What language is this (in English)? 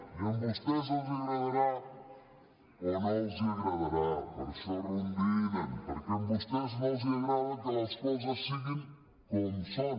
Catalan